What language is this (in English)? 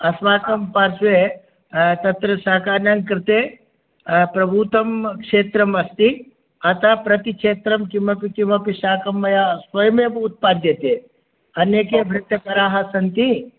Sanskrit